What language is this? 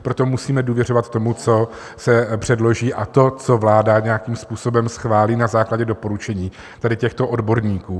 Czech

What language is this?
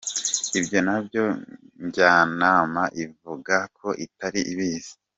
Kinyarwanda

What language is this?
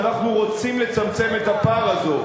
Hebrew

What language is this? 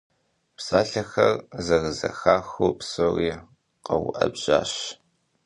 Kabardian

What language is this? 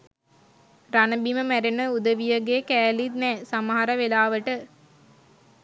Sinhala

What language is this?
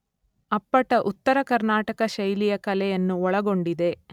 Kannada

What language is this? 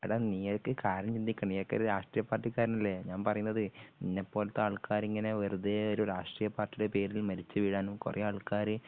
Malayalam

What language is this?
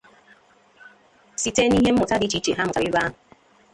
Igbo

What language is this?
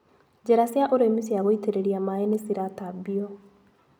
Kikuyu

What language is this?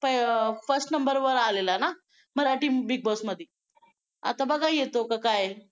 Marathi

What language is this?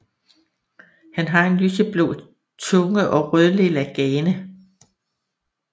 Danish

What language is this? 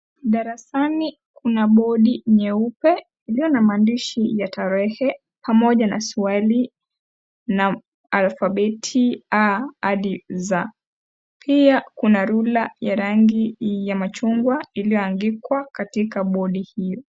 Swahili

